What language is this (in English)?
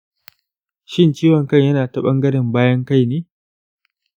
Hausa